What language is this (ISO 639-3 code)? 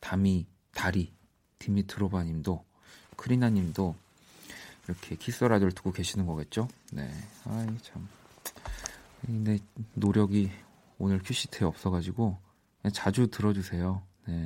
kor